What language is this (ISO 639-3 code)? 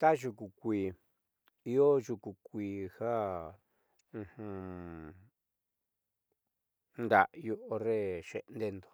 mxy